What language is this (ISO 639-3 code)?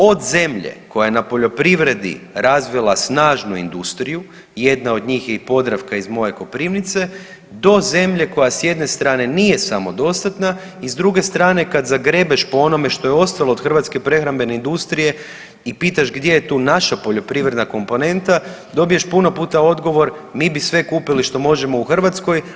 hrv